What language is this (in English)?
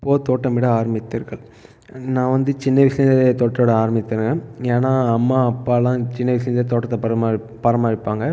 Tamil